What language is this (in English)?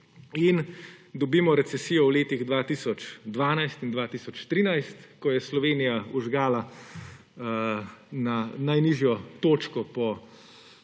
Slovenian